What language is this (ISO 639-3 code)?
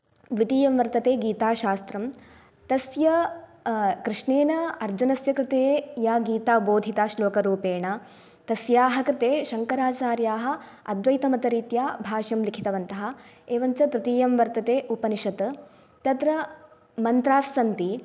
san